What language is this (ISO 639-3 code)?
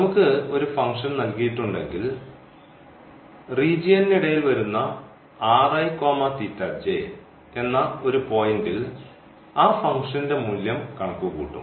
mal